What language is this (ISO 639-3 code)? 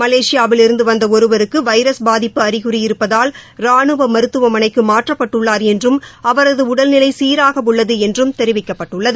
tam